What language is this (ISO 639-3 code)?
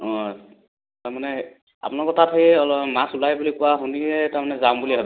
asm